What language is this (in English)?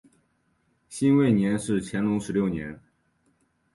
Chinese